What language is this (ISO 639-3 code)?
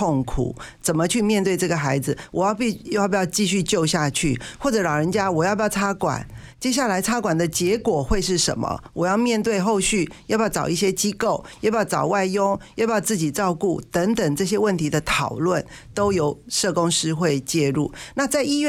zho